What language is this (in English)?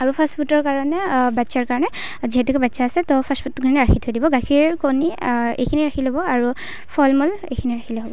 Assamese